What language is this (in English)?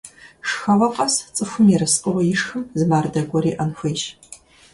Kabardian